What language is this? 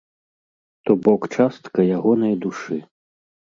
Belarusian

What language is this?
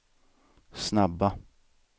Swedish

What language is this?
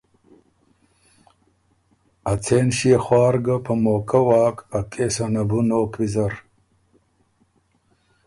Ormuri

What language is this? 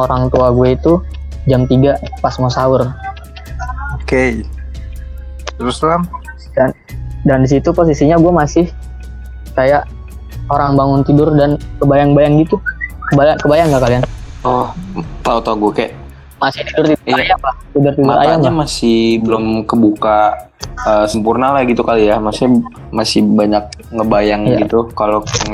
Indonesian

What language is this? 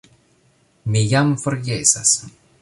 Esperanto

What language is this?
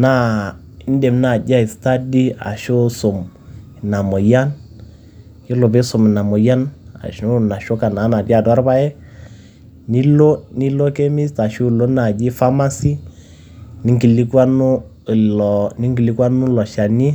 Masai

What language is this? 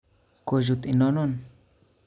Kalenjin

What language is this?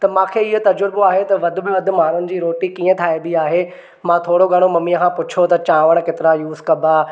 Sindhi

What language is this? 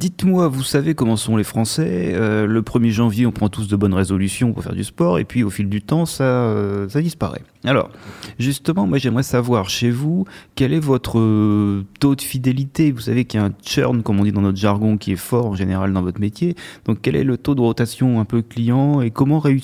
French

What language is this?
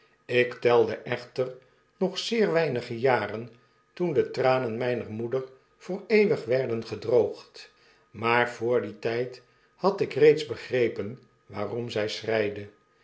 Dutch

